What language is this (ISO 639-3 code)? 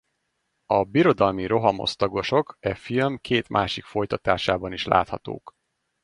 hun